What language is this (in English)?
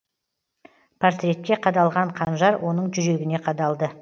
Kazakh